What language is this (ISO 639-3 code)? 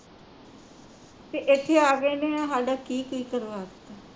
pan